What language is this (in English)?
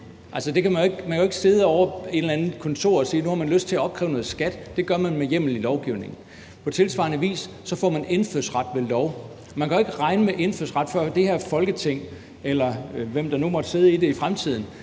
Danish